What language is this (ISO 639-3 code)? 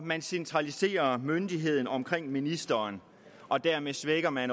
dan